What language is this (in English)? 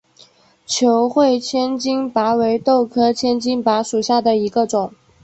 Chinese